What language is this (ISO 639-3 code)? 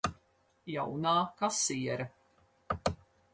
lav